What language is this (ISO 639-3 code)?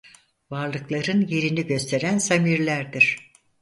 tur